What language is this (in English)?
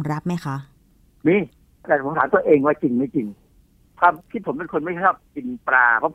Thai